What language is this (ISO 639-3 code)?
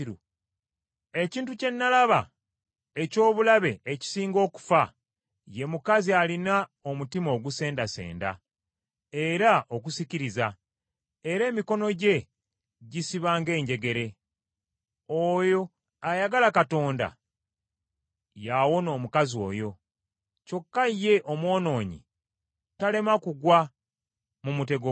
lug